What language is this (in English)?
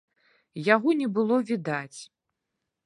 Belarusian